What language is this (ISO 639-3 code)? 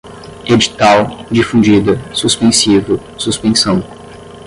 por